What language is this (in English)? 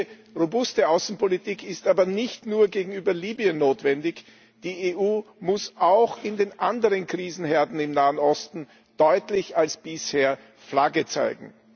German